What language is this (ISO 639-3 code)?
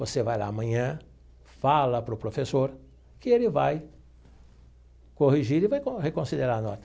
por